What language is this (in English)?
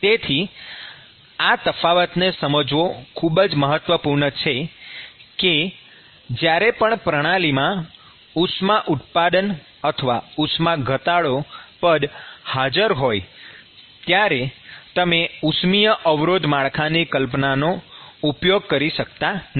Gujarati